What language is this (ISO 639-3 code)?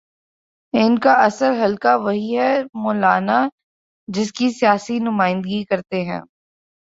urd